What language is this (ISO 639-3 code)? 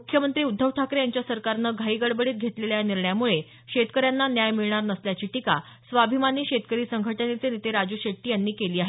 mar